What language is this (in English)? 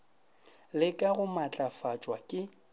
Northern Sotho